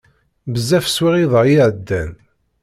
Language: Kabyle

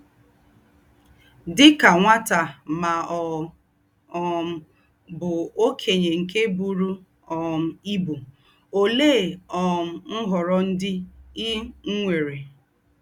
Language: Igbo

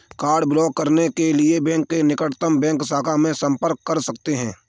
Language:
Hindi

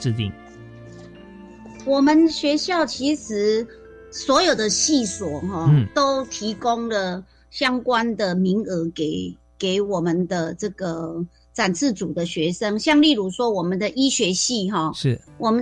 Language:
Chinese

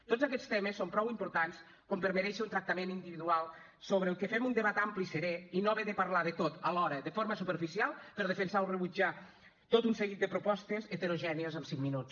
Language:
Catalan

